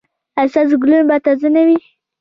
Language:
Pashto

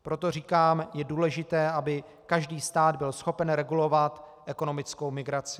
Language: Czech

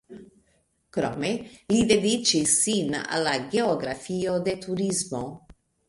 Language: Esperanto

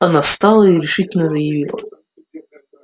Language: Russian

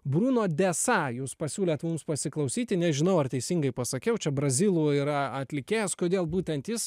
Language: Lithuanian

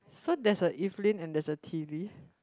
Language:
English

